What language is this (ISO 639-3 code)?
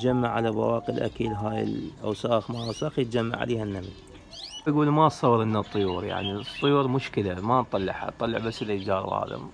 ara